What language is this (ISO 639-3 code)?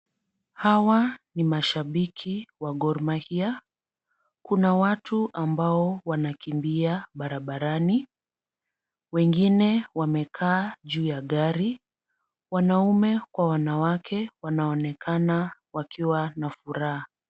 swa